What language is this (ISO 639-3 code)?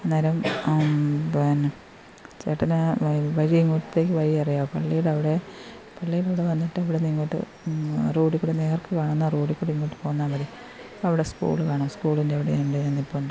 mal